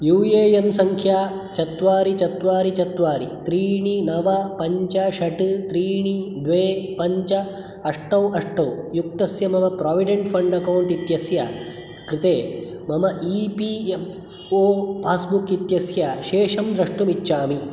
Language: Sanskrit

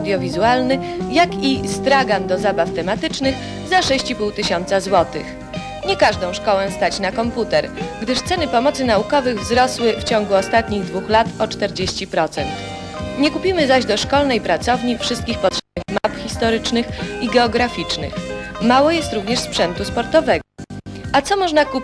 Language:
Polish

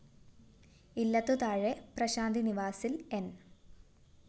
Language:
Malayalam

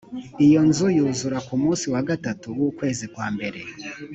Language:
Kinyarwanda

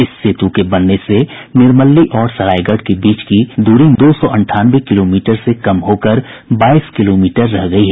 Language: Hindi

